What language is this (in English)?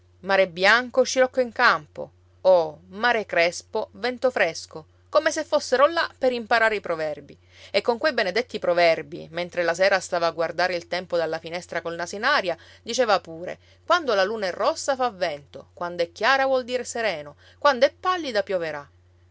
Italian